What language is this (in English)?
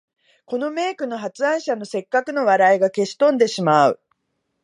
Japanese